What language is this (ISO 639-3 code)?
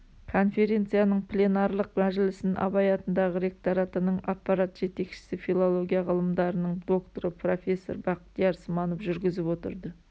kaz